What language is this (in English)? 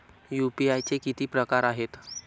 Marathi